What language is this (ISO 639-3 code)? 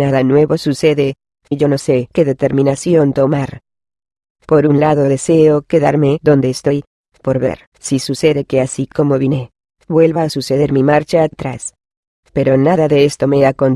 spa